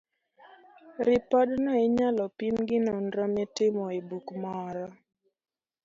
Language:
Luo (Kenya and Tanzania)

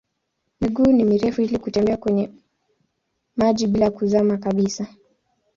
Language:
Swahili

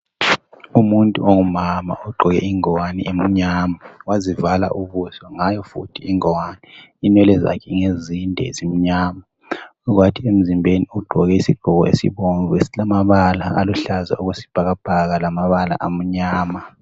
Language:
North Ndebele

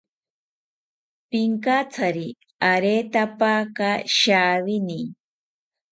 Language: South Ucayali Ashéninka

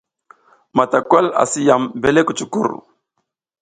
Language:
South Giziga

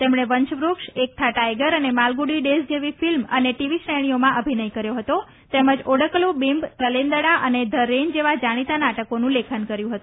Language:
Gujarati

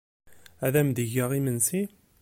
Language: Kabyle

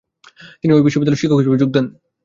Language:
Bangla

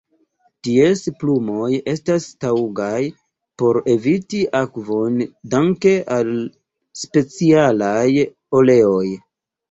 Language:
Esperanto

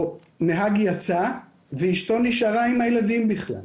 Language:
Hebrew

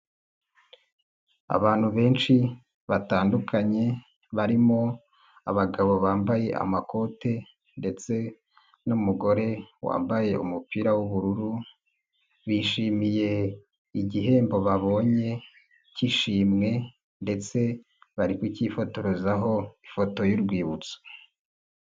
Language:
Kinyarwanda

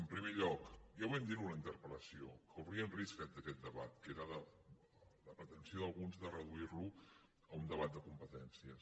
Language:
Catalan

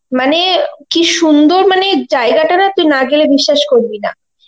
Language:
Bangla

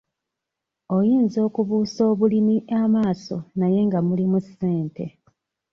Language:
Ganda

